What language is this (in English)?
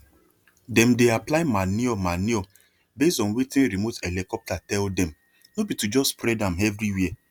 Nigerian Pidgin